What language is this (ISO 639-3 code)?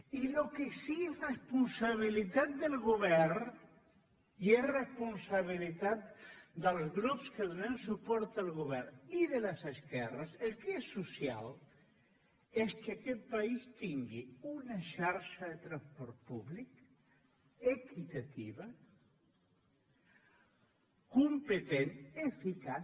cat